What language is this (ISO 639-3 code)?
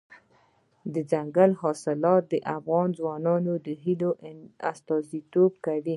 pus